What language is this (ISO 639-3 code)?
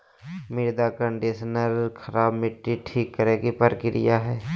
mag